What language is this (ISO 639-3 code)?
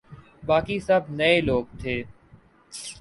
urd